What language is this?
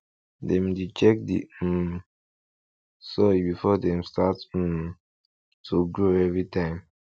Nigerian Pidgin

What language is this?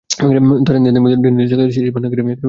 Bangla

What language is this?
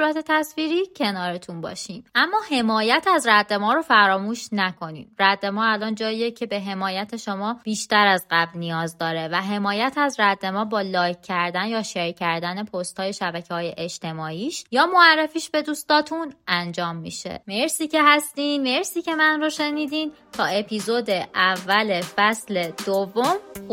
Persian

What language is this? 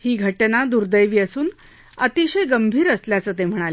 Marathi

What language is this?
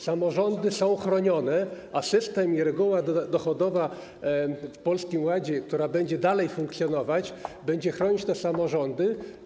Polish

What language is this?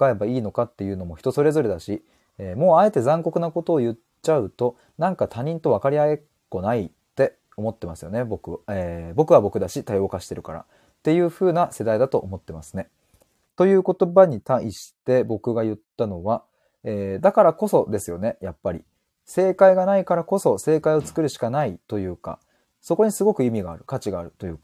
Japanese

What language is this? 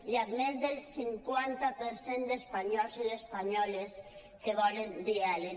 Catalan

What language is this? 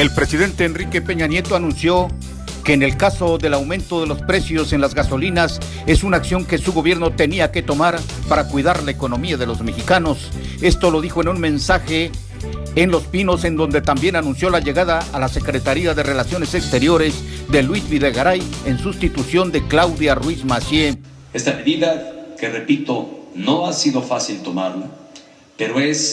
Spanish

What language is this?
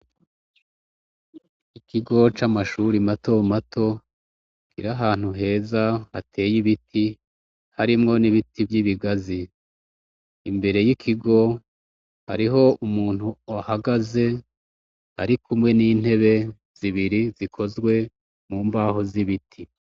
Rundi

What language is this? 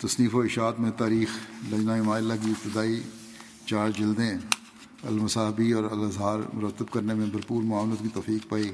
Urdu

